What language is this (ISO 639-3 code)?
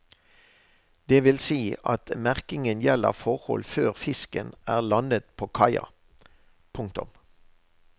nor